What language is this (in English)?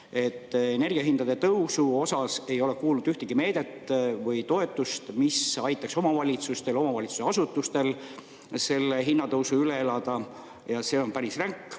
Estonian